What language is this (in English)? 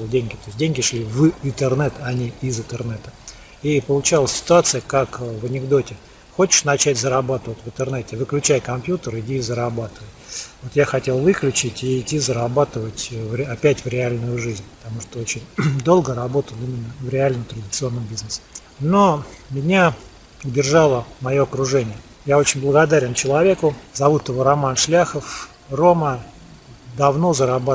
Russian